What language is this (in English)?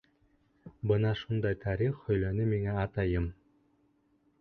Bashkir